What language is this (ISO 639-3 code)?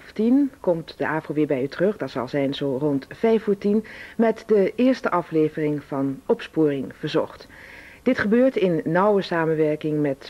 nld